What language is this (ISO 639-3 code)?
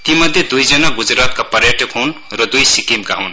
nep